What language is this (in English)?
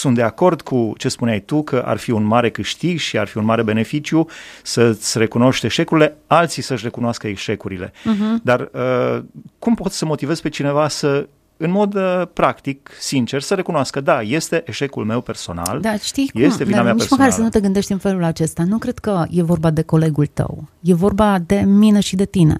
Romanian